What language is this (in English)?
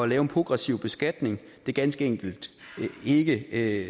Danish